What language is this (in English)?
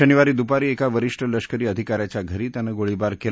Marathi